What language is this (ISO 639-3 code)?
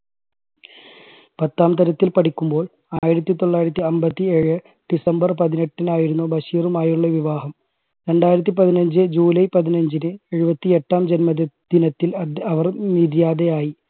mal